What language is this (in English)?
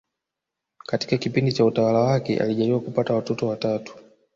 Swahili